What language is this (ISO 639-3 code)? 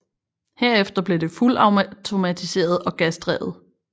dan